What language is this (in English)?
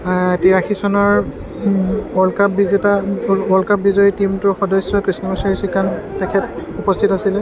Assamese